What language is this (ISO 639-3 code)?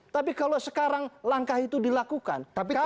ind